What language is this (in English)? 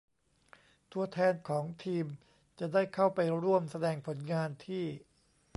Thai